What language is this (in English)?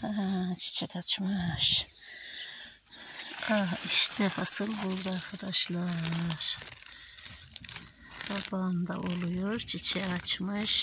Turkish